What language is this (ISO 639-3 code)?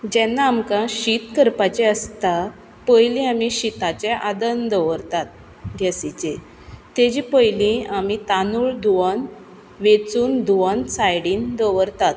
kok